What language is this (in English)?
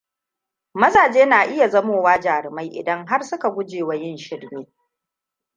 Hausa